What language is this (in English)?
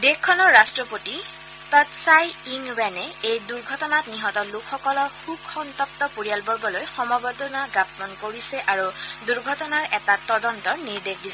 Assamese